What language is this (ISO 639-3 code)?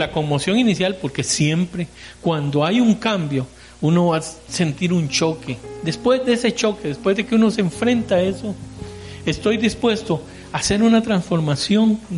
spa